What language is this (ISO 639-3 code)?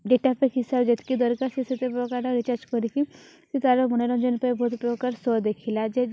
ori